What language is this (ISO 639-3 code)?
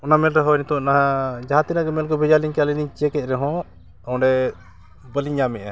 sat